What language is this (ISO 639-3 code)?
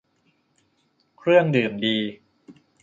tha